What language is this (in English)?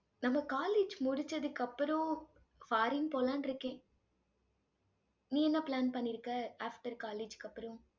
Tamil